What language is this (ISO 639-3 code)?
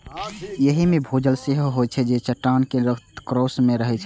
mai